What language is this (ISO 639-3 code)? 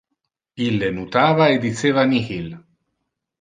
ina